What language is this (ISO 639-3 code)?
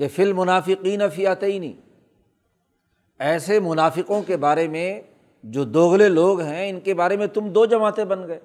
urd